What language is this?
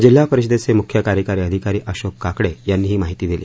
Marathi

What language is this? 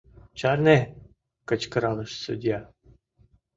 Mari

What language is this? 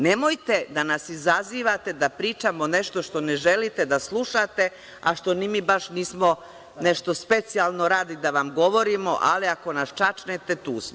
Serbian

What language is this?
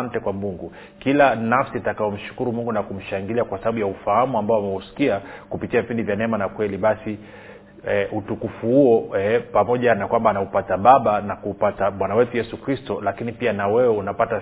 Swahili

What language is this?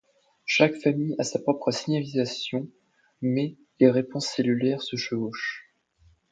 French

